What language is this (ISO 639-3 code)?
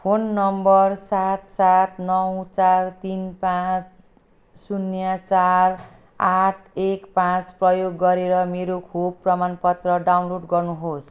nep